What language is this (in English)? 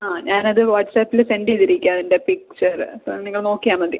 Malayalam